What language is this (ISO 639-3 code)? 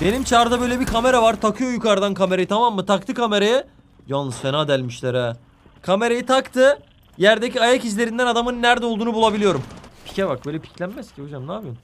tur